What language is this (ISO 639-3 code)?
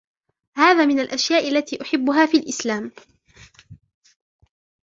ara